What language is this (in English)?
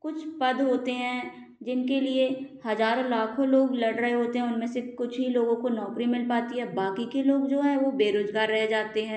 Hindi